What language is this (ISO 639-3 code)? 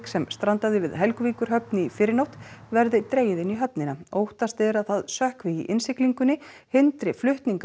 isl